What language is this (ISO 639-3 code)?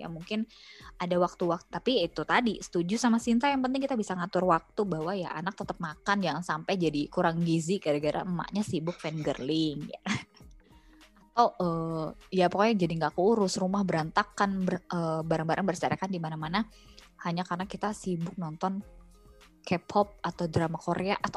ind